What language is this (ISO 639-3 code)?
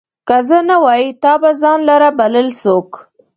pus